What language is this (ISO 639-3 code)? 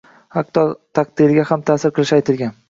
uzb